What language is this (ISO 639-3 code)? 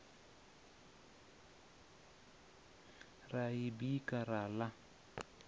ven